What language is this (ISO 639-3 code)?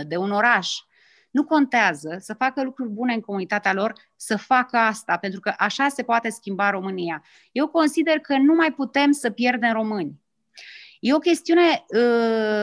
ron